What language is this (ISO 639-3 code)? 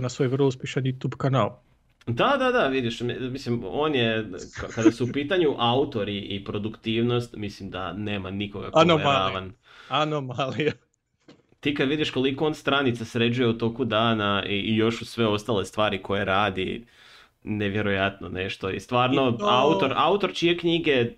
hrv